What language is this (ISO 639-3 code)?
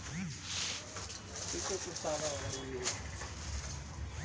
bho